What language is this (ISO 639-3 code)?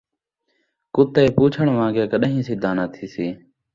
skr